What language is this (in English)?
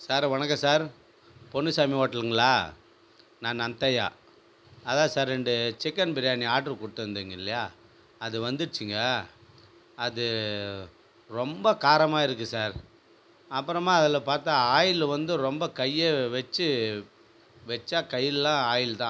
Tamil